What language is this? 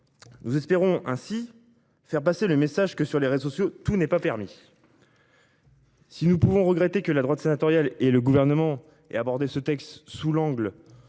French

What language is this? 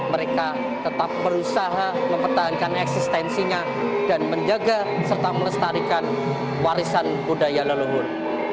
Indonesian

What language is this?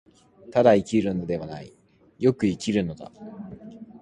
Japanese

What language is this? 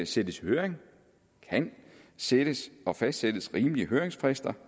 Danish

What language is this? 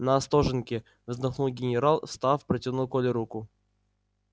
Russian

